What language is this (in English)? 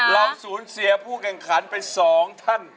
Thai